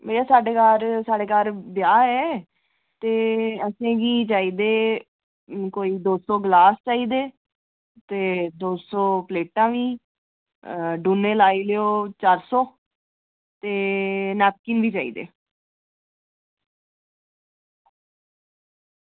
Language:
Dogri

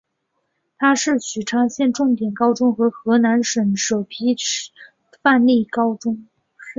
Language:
Chinese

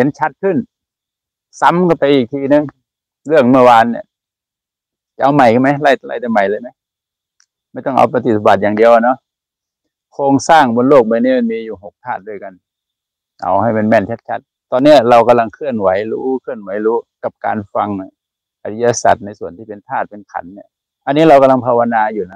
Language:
Thai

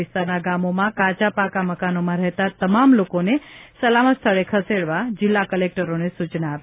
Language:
Gujarati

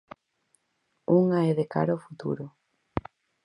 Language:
Galician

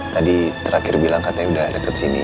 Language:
Indonesian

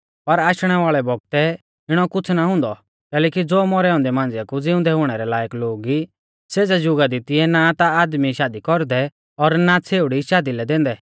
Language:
Mahasu Pahari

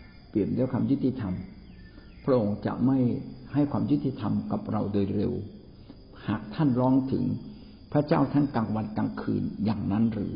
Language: Thai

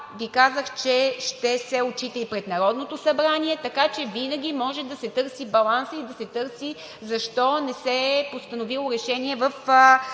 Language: Bulgarian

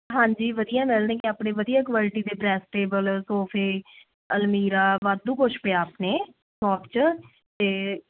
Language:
Punjabi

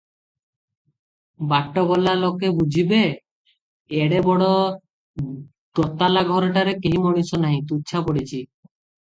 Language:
Odia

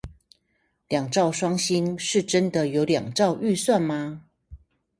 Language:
Chinese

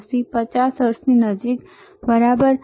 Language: Gujarati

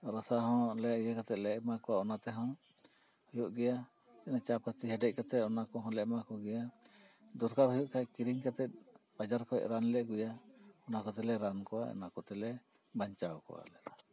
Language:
Santali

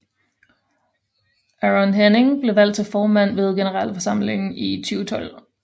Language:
Danish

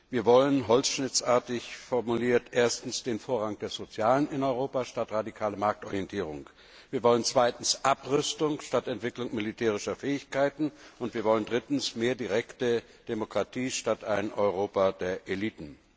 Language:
German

